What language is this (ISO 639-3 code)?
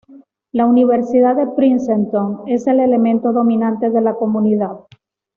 spa